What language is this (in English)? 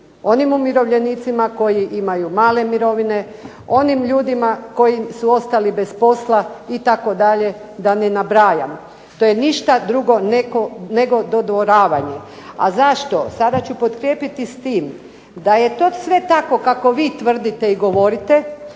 Croatian